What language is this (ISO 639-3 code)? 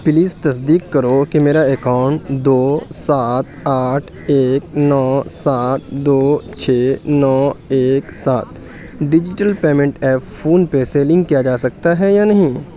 urd